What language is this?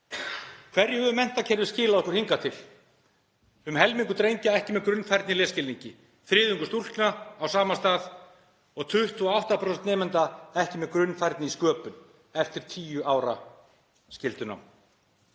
Icelandic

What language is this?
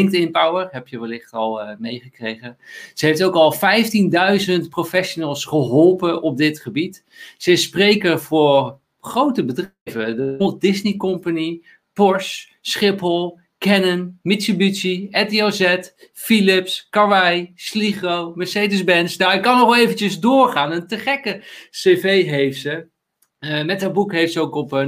Dutch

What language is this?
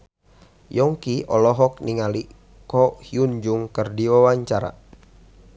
Sundanese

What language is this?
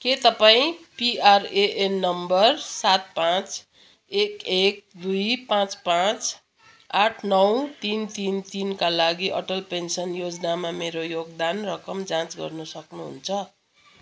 Nepali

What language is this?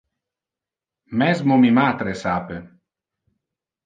Interlingua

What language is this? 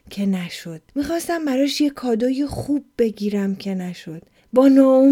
Persian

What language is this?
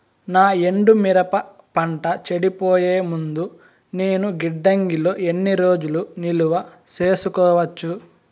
Telugu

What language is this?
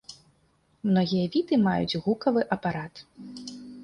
Belarusian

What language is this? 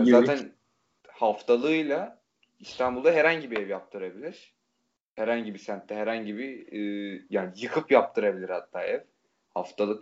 Turkish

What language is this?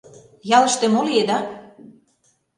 Mari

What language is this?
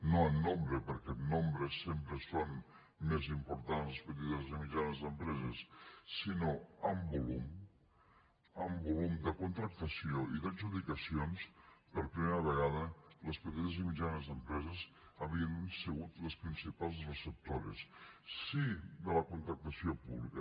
Catalan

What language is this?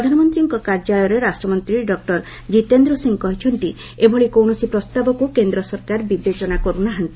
Odia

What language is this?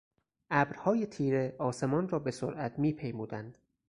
Persian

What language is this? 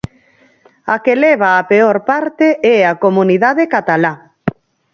Galician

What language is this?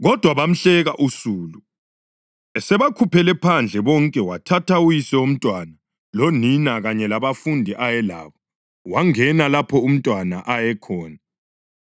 North Ndebele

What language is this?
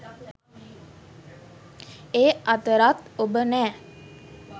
Sinhala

